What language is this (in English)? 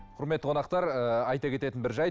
Kazakh